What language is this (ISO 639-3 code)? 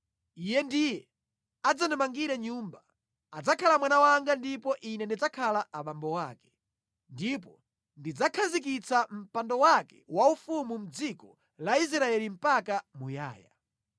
nya